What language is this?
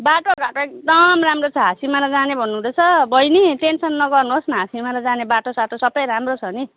Nepali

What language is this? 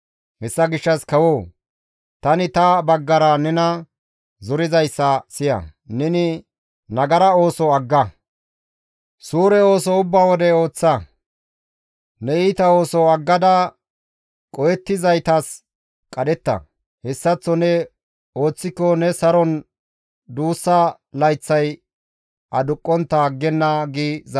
Gamo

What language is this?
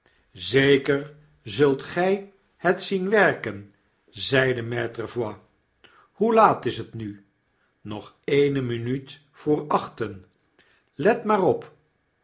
Dutch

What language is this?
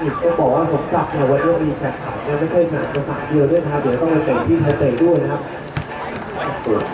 Thai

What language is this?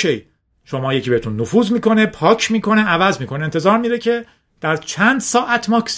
Persian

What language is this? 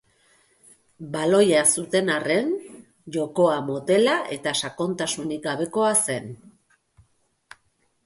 Basque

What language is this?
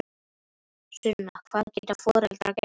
Icelandic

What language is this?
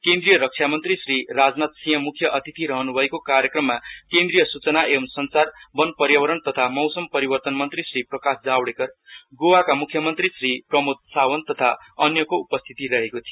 Nepali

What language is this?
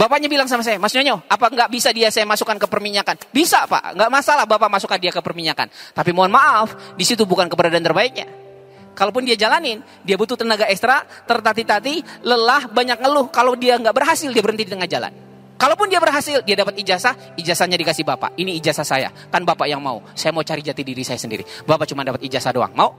Indonesian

